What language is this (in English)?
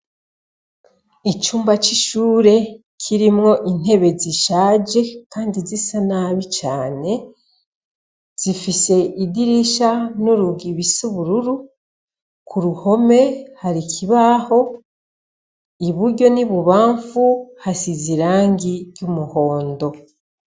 Rundi